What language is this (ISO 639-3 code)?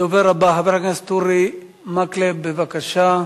heb